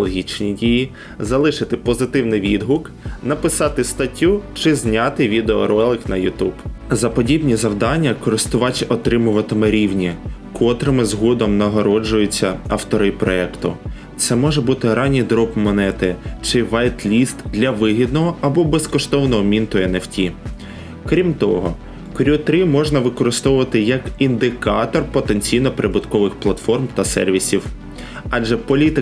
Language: Ukrainian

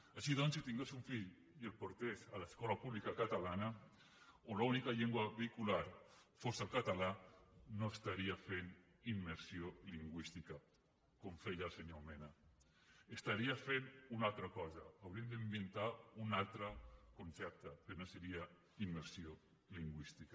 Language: Catalan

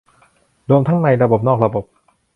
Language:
Thai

